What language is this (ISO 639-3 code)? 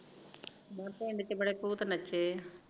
pan